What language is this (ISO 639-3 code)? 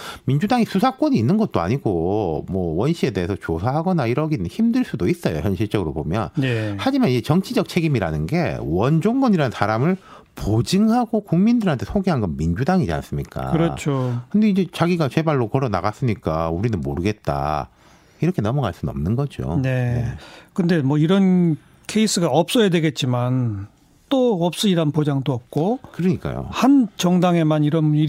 kor